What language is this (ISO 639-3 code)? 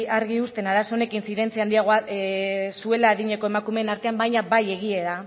eus